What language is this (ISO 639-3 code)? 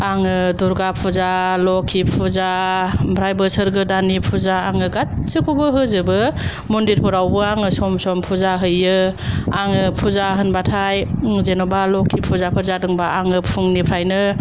brx